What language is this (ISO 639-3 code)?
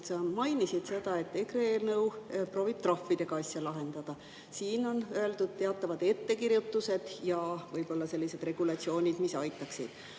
est